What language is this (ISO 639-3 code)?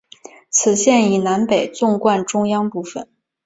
zho